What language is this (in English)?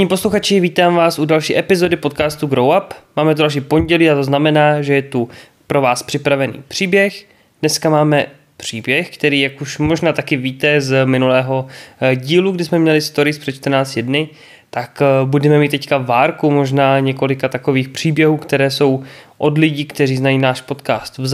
Czech